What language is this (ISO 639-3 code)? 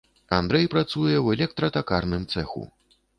bel